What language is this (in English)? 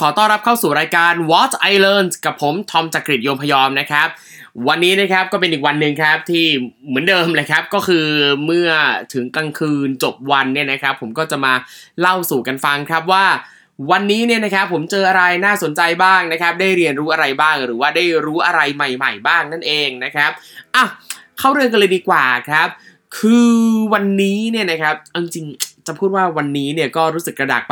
Thai